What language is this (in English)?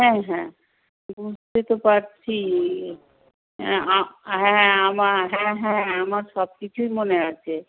Bangla